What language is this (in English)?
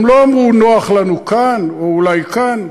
Hebrew